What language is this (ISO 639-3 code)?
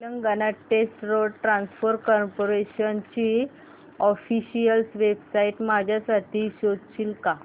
mar